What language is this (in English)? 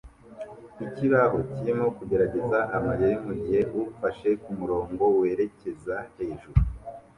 Kinyarwanda